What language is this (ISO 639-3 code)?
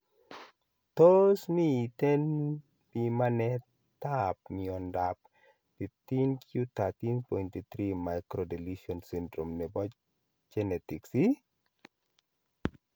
kln